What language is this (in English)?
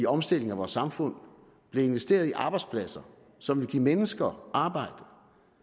Danish